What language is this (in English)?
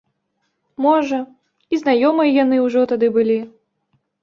Belarusian